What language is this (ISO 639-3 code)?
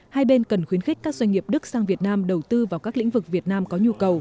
vie